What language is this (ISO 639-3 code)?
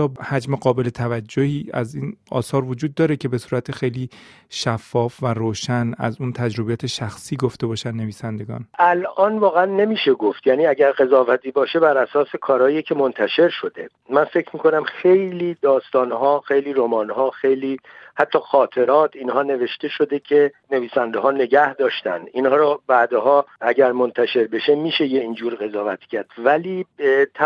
fas